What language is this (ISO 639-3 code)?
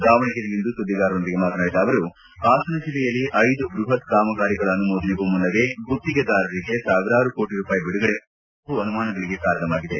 kan